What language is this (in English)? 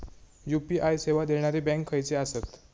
Marathi